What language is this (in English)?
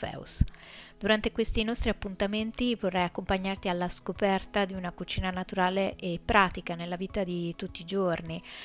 Italian